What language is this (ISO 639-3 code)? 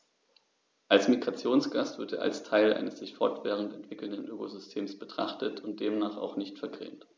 deu